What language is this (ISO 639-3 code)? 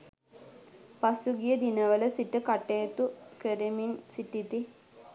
sin